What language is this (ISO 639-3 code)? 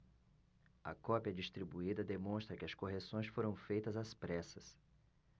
por